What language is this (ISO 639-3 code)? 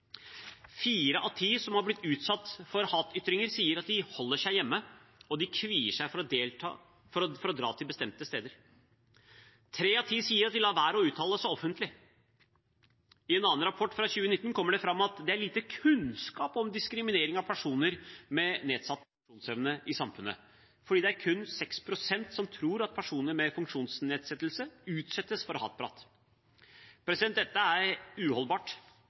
nob